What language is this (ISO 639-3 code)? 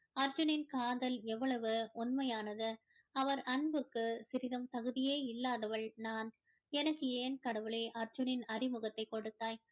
tam